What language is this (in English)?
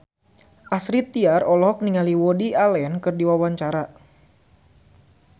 Sundanese